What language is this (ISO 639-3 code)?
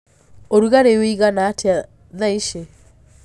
kik